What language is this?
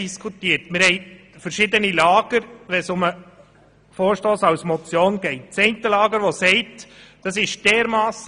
Swiss German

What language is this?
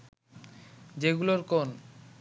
Bangla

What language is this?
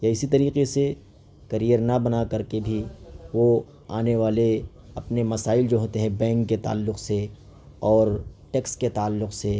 Urdu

